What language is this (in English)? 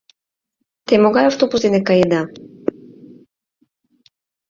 Mari